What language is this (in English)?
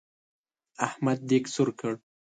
Pashto